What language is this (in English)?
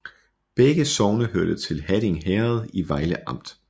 Danish